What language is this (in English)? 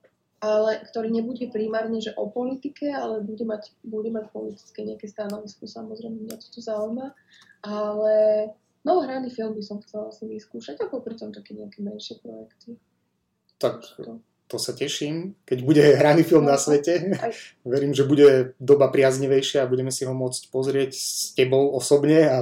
Slovak